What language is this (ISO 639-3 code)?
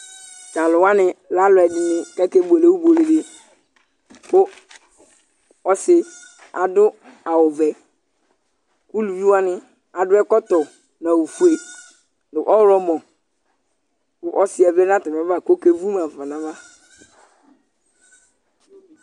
kpo